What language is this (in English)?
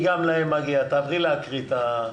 Hebrew